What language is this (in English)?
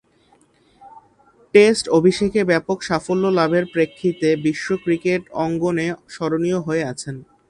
Bangla